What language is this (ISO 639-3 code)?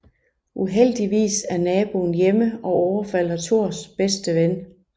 dan